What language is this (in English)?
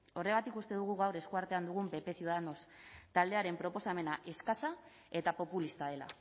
Basque